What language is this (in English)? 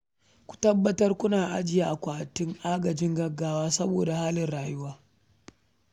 Hausa